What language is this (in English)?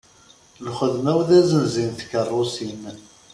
Kabyle